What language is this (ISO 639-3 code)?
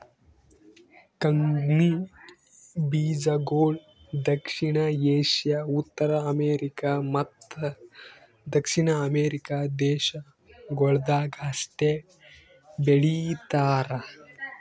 kan